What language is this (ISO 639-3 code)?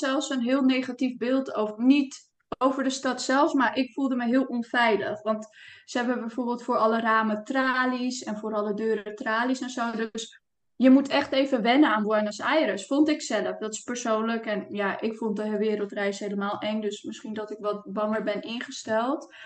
nld